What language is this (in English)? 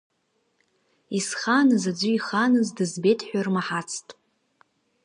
Abkhazian